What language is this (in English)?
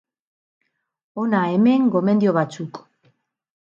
Basque